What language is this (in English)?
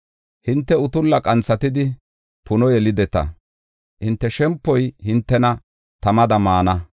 Gofa